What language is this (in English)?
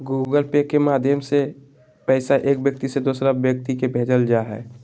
Magahi